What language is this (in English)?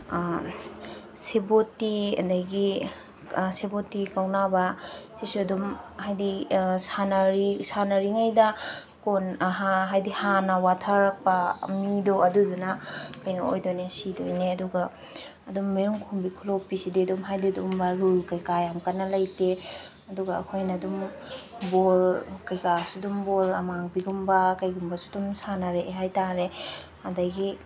Manipuri